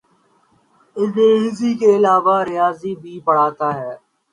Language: Urdu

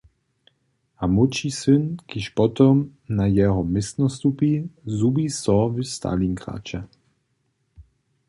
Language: Upper Sorbian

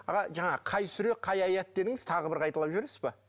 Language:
Kazakh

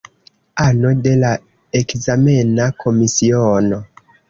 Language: Esperanto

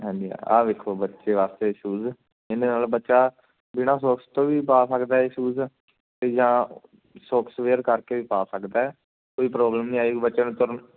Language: Punjabi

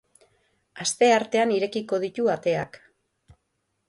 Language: Basque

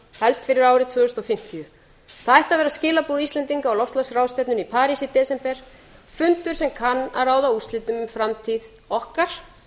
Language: Icelandic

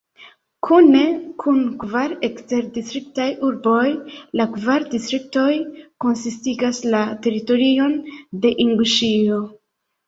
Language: Esperanto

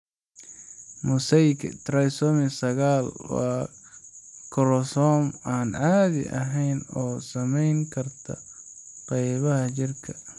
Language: Somali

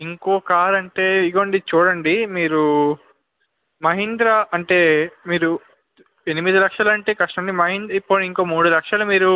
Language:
Telugu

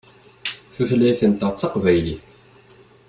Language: Kabyle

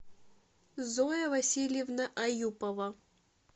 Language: Russian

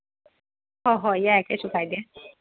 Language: Manipuri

